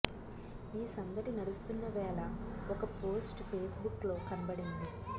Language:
Telugu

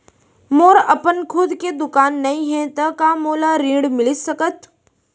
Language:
Chhattisgarhi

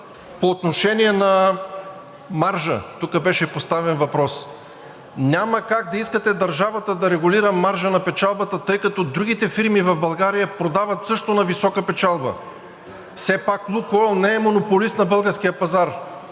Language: Bulgarian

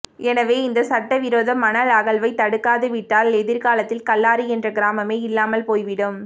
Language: Tamil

